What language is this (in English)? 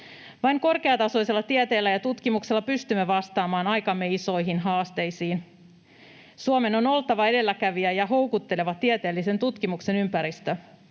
Finnish